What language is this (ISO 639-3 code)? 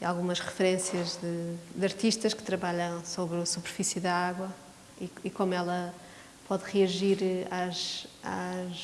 por